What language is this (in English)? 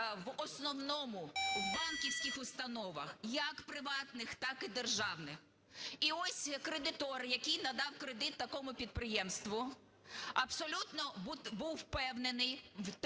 Ukrainian